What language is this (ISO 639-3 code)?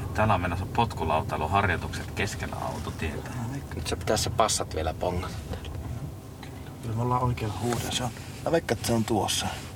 fin